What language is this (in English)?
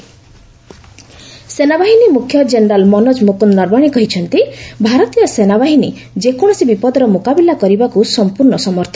Odia